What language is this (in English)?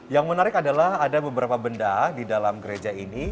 Indonesian